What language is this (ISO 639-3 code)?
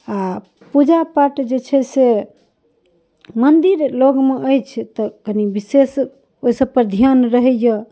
mai